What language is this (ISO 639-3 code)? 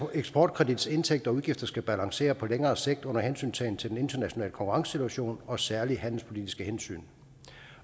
dan